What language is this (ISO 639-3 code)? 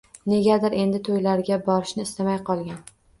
uzb